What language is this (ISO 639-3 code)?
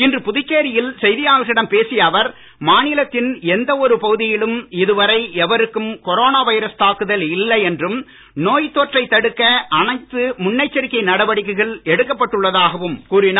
tam